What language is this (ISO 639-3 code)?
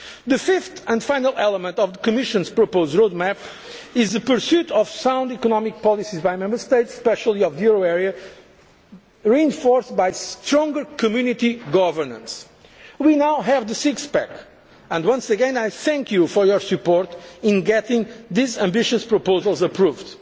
eng